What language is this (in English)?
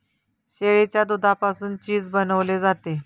Marathi